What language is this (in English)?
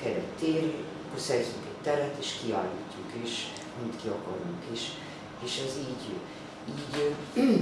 Hungarian